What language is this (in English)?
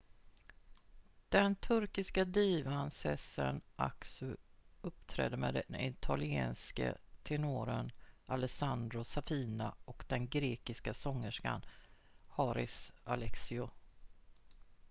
Swedish